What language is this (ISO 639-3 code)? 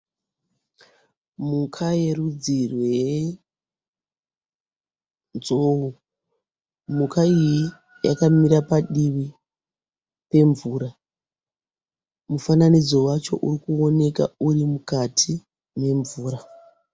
sna